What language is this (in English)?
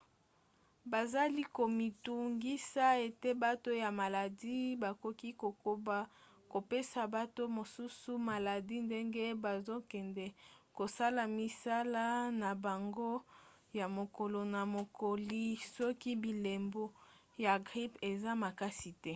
Lingala